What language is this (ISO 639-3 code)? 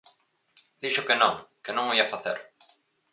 glg